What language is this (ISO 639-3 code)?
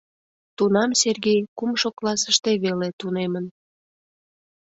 chm